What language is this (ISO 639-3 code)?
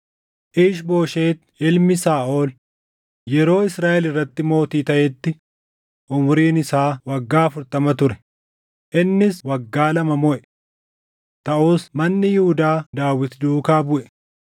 orm